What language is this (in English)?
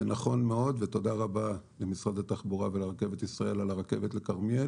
Hebrew